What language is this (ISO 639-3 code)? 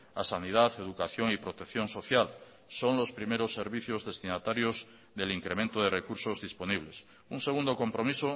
spa